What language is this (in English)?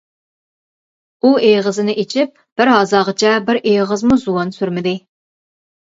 Uyghur